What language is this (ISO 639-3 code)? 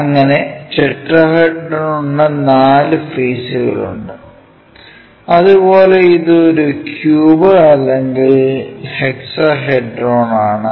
mal